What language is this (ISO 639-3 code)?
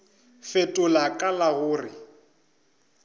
nso